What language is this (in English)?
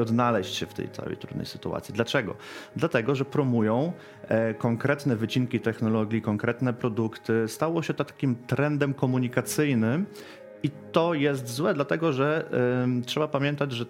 Polish